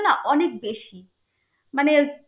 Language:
Bangla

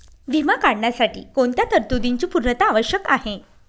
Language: Marathi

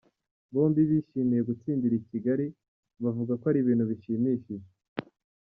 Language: Kinyarwanda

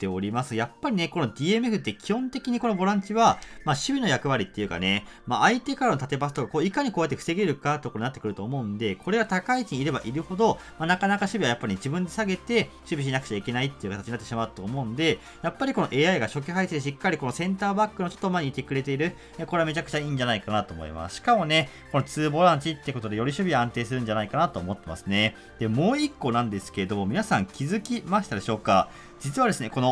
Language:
Japanese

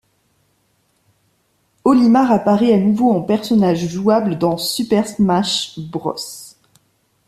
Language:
French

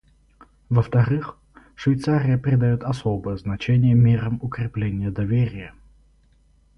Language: Russian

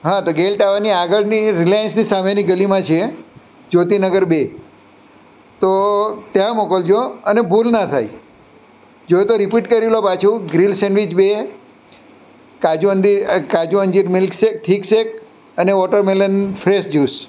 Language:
Gujarati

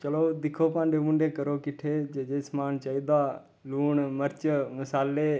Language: Dogri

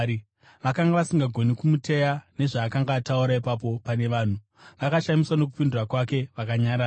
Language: Shona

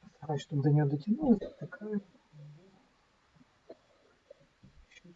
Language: Russian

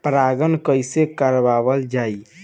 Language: Bhojpuri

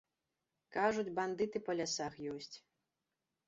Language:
Belarusian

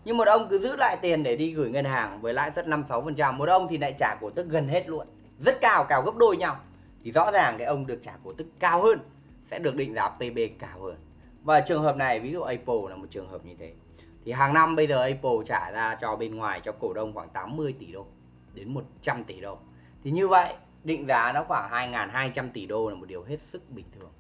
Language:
Vietnamese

